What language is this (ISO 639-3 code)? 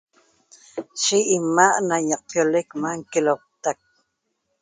tob